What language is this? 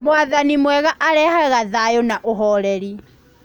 Kikuyu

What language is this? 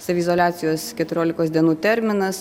Lithuanian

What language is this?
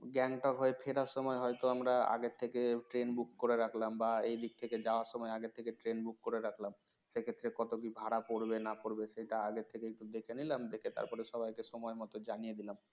Bangla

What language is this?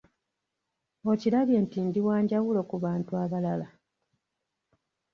Ganda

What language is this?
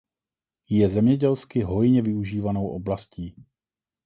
Czech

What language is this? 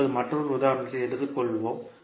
Tamil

